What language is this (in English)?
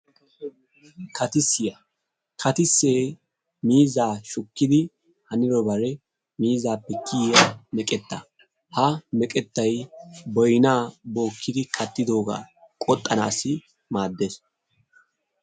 Wolaytta